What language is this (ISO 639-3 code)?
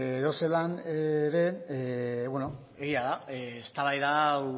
eus